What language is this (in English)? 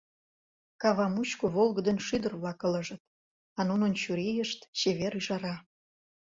Mari